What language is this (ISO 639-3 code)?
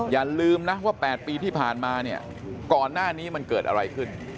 tha